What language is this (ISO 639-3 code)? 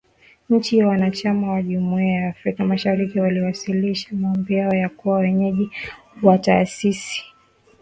swa